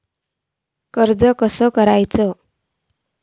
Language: Marathi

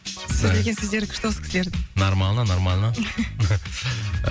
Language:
Kazakh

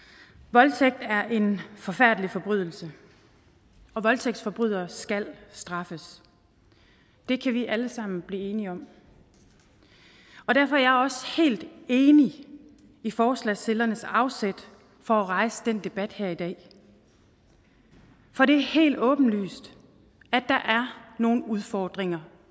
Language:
Danish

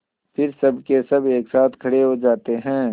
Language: Hindi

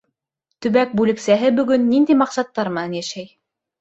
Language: Bashkir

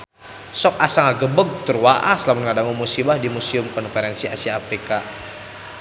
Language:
Sundanese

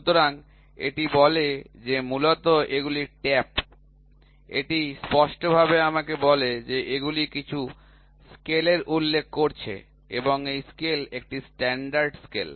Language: Bangla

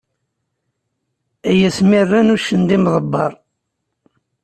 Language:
Kabyle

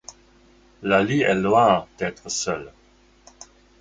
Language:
French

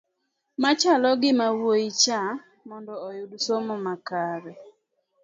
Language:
Luo (Kenya and Tanzania)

